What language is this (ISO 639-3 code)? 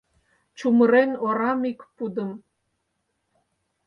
chm